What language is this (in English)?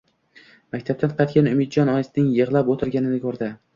Uzbek